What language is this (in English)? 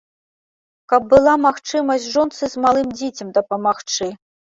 Belarusian